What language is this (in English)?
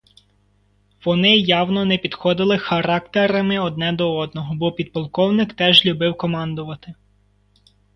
Ukrainian